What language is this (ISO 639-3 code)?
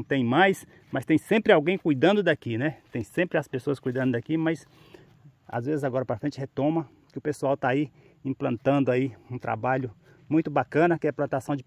por